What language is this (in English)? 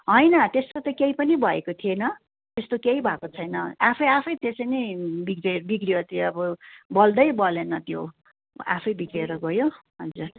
Nepali